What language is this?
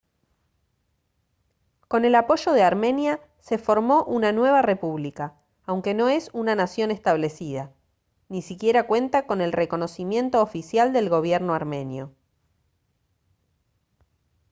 Spanish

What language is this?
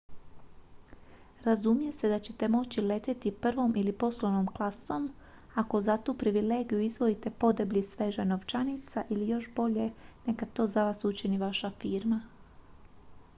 Croatian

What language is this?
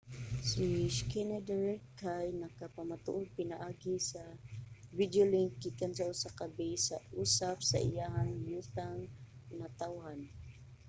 Cebuano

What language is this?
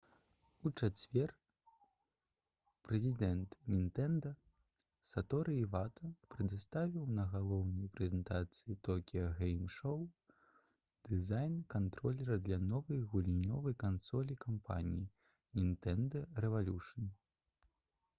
Belarusian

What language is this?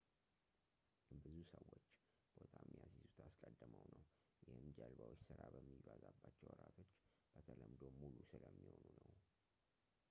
Amharic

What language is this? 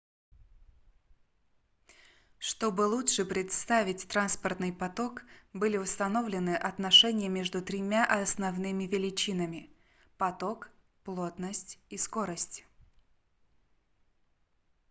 Russian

